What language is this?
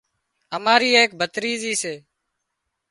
Wadiyara Koli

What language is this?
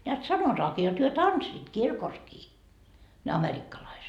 Finnish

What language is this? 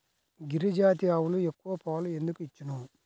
Telugu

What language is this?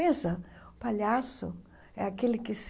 Portuguese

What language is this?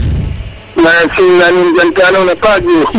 Serer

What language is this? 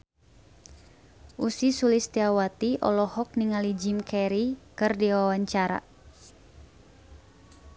Sundanese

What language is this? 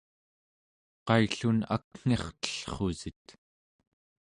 Central Yupik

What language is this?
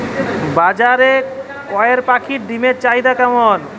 Bangla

